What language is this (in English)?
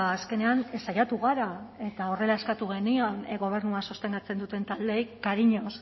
Basque